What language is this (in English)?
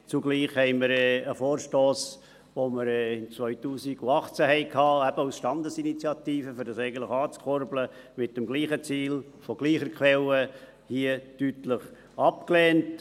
Swiss German